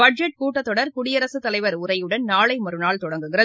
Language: Tamil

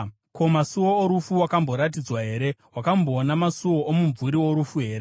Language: Shona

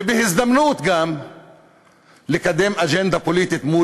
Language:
Hebrew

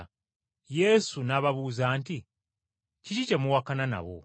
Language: Ganda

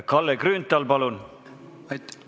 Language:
Estonian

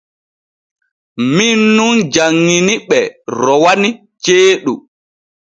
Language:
Borgu Fulfulde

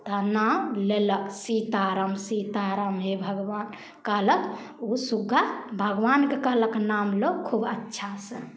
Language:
Maithili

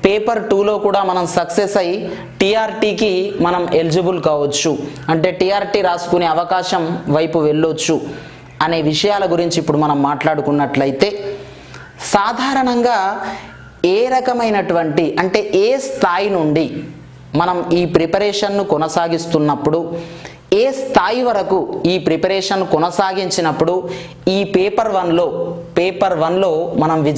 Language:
Telugu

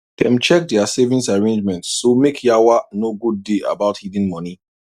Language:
Nigerian Pidgin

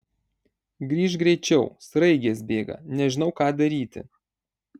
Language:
Lithuanian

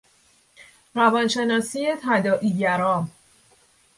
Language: Persian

